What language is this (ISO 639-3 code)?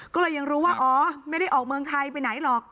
tha